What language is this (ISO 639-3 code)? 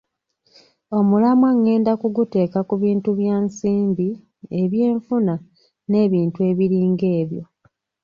lug